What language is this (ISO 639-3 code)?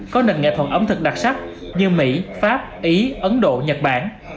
vie